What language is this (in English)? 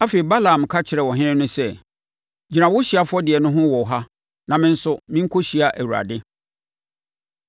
Akan